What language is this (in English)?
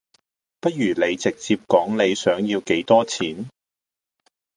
Cantonese